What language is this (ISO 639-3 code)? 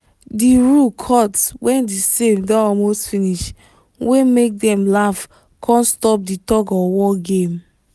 pcm